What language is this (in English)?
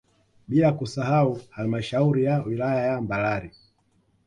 Swahili